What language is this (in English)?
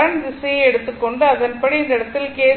Tamil